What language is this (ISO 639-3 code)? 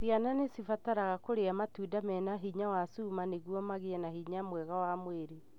kik